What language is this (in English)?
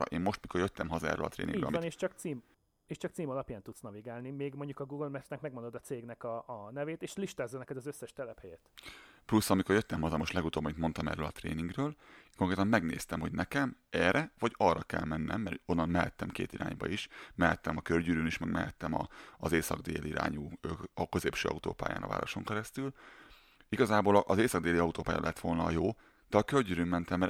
Hungarian